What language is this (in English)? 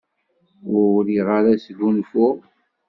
Kabyle